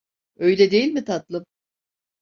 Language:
Turkish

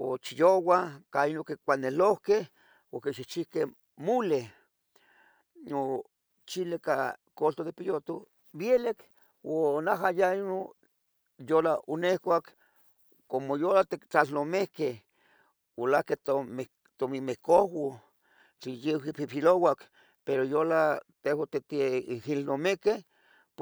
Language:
Tetelcingo Nahuatl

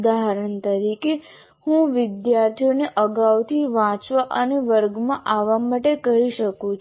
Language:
Gujarati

